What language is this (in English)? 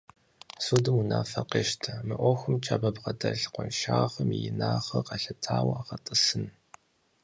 Kabardian